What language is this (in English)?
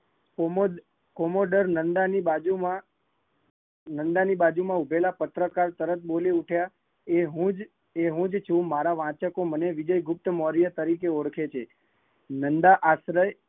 Gujarati